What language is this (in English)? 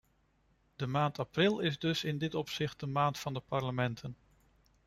Dutch